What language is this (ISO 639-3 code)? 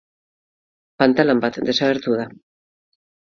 eus